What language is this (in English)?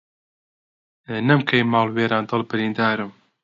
Central Kurdish